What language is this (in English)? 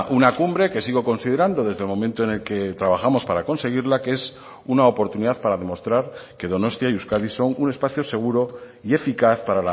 Spanish